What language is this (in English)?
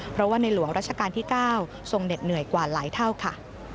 Thai